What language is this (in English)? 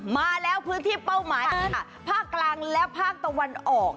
Thai